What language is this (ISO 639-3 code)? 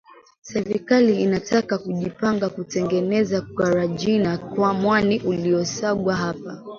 swa